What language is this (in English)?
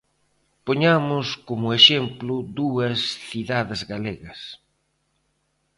Galician